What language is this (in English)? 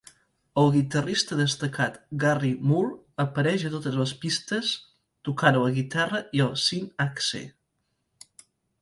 Catalan